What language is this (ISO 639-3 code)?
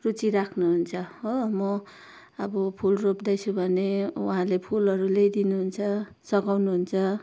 nep